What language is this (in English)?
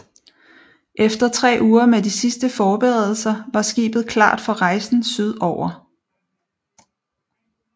Danish